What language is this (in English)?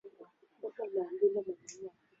Swahili